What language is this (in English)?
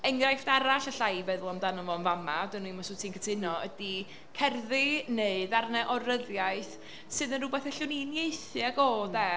Welsh